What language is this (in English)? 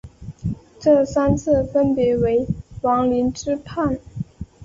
Chinese